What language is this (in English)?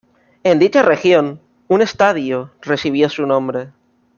Spanish